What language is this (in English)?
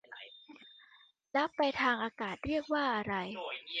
Thai